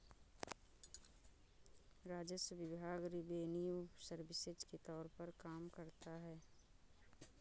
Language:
Hindi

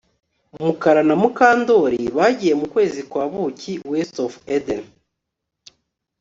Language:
Kinyarwanda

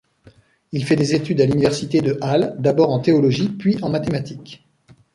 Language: French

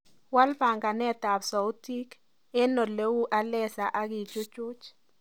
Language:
Kalenjin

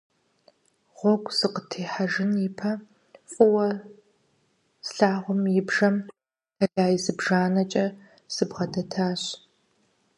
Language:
Kabardian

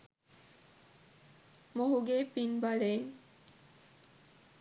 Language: Sinhala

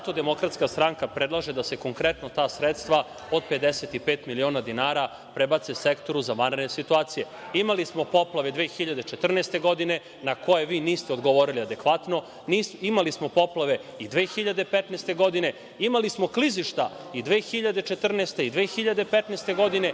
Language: Serbian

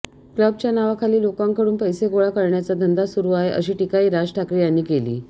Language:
Marathi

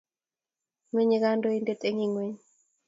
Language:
Kalenjin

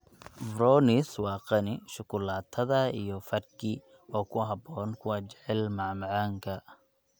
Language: Somali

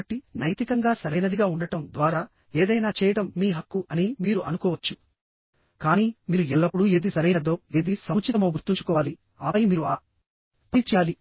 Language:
Telugu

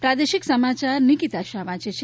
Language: Gujarati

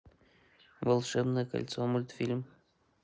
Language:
Russian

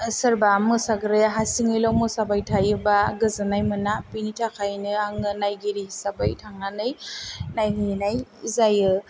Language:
Bodo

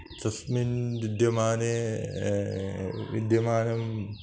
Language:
Sanskrit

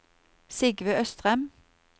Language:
Norwegian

